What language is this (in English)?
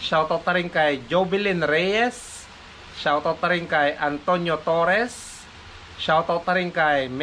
Filipino